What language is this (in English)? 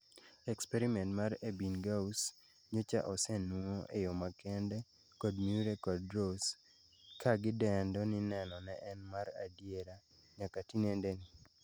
Luo (Kenya and Tanzania)